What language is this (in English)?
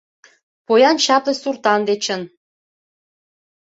Mari